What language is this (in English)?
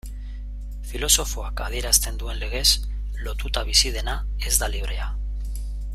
Basque